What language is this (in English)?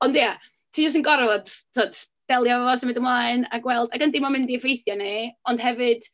Welsh